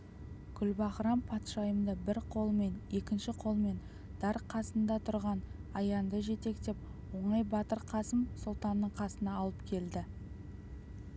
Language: Kazakh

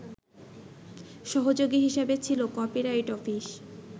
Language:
Bangla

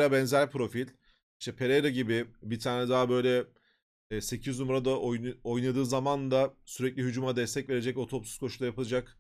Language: Turkish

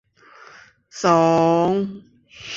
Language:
Thai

